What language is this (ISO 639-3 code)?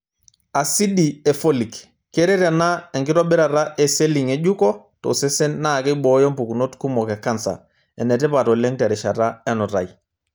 mas